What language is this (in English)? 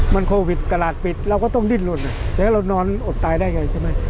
Thai